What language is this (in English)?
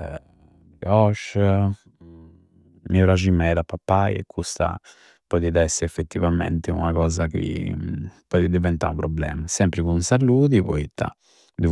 Campidanese Sardinian